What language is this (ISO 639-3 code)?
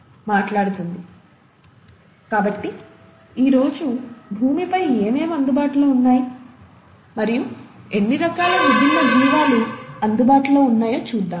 tel